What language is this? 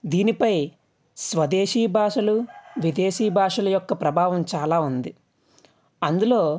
Telugu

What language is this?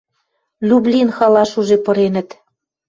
Western Mari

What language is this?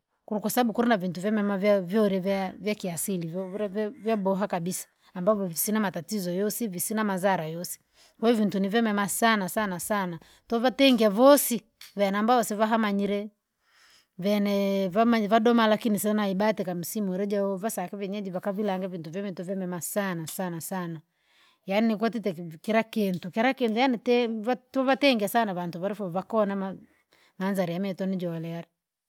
Langi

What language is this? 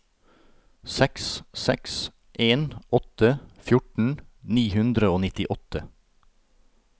Norwegian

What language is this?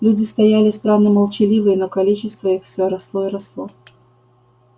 Russian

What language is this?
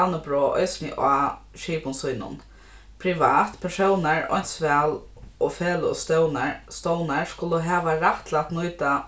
Faroese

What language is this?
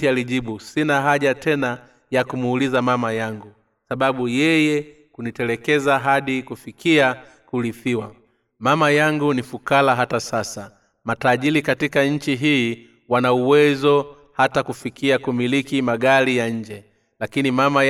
Swahili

